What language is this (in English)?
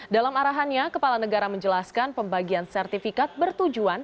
Indonesian